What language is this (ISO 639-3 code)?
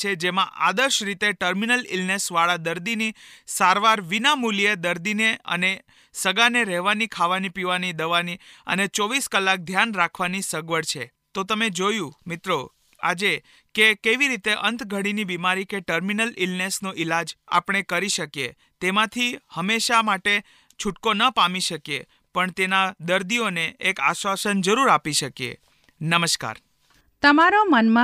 hin